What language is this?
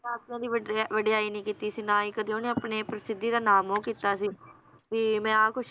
Punjabi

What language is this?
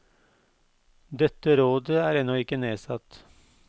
Norwegian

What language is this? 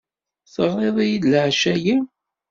Kabyle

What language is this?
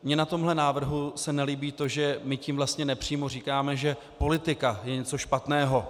Czech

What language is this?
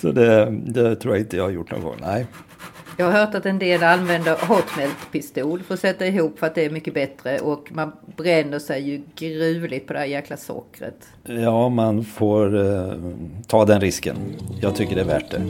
Swedish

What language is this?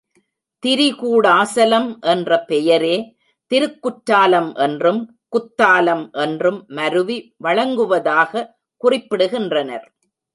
Tamil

